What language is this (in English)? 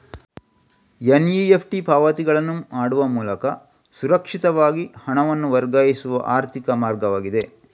Kannada